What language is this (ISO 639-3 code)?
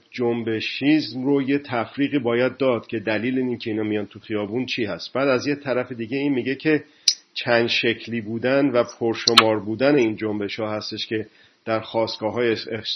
fas